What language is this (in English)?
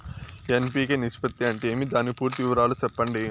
Telugu